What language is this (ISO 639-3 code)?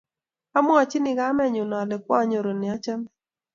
kln